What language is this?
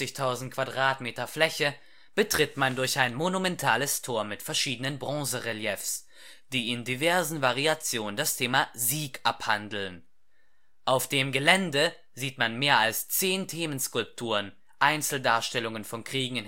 German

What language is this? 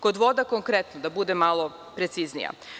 Serbian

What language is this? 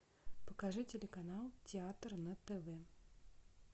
Russian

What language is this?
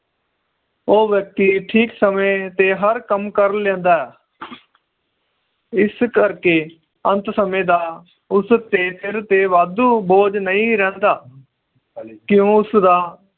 Punjabi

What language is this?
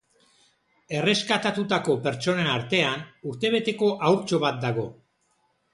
Basque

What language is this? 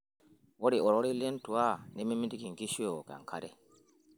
Masai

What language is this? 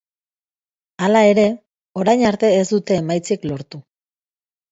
Basque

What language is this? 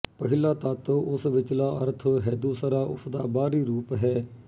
Punjabi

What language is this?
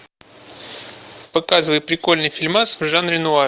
Russian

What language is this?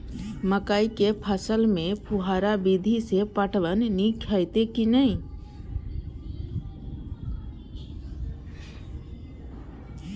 Maithili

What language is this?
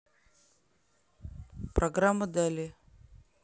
Russian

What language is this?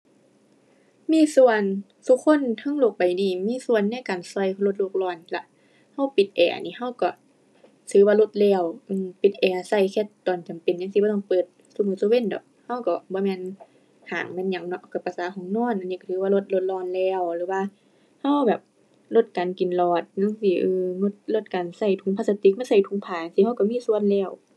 Thai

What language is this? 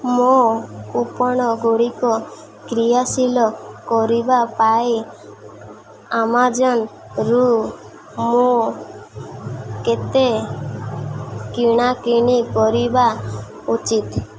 Odia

